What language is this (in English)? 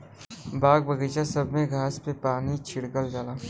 Bhojpuri